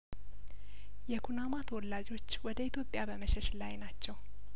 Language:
Amharic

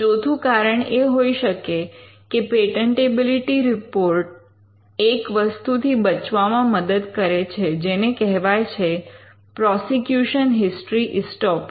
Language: Gujarati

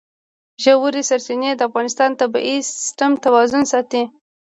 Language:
Pashto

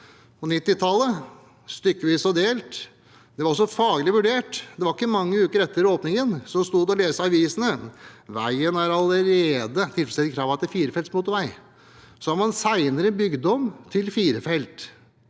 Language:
Norwegian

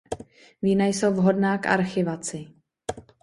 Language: Czech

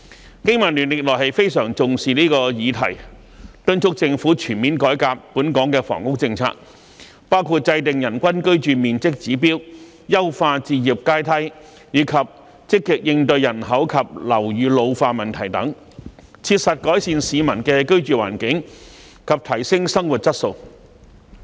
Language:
Cantonese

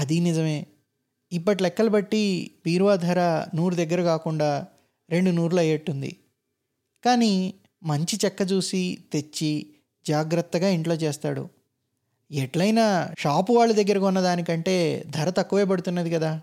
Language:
Telugu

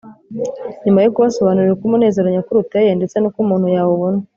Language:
Kinyarwanda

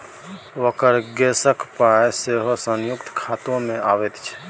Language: Maithili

